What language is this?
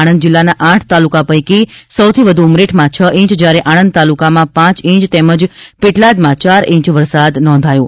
Gujarati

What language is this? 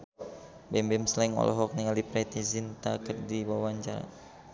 Sundanese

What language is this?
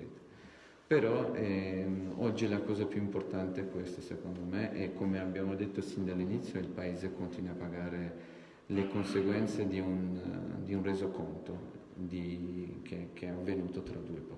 Italian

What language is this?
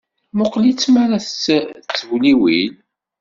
Kabyle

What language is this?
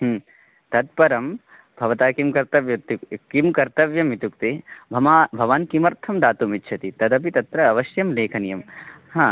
Sanskrit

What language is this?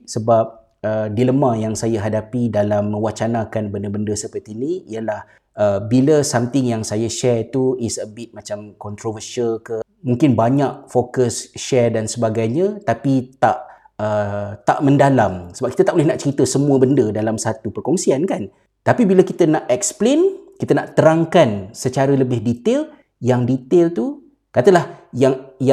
Malay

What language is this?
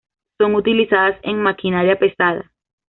Spanish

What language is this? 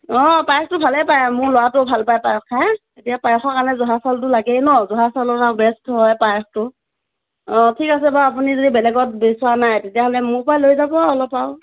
Assamese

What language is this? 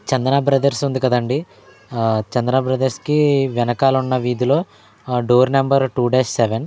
Telugu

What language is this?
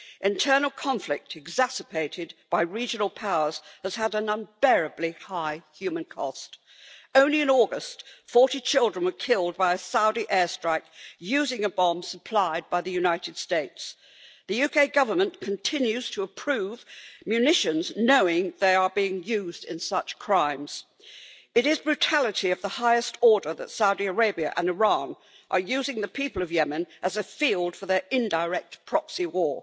English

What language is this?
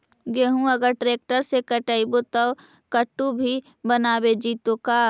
Magahi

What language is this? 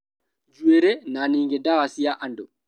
Kikuyu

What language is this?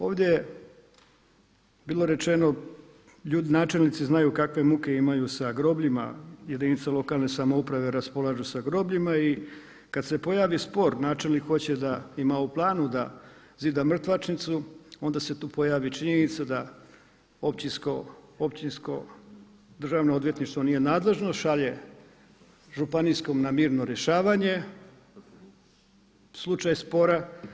Croatian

